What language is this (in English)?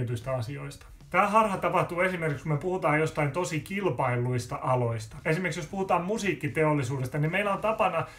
Finnish